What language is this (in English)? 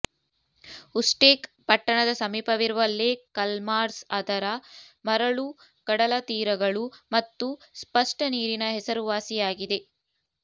Kannada